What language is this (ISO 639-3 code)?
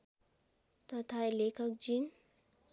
nep